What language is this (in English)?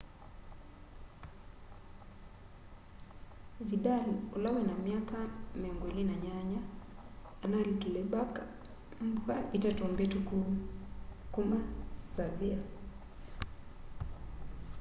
Kamba